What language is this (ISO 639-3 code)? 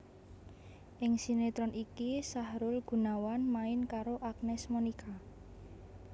jav